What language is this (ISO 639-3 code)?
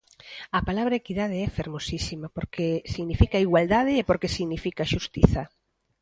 glg